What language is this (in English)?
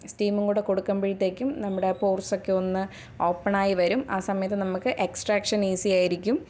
Malayalam